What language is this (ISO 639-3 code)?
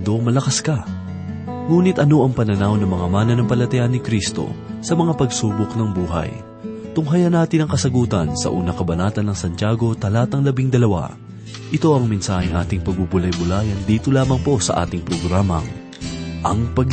fil